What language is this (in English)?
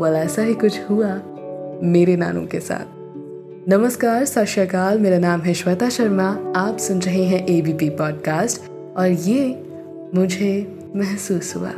Hindi